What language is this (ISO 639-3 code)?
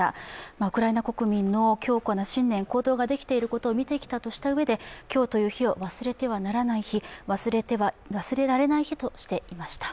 jpn